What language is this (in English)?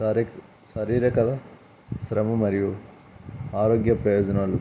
Telugu